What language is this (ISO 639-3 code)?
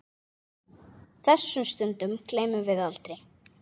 isl